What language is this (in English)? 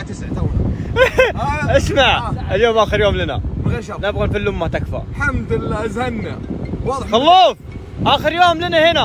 Arabic